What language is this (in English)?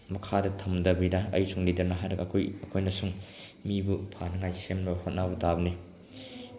Manipuri